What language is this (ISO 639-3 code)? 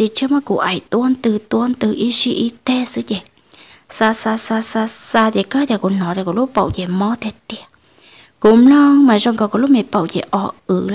vie